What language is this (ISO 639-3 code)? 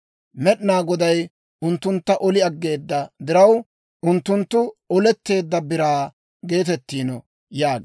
dwr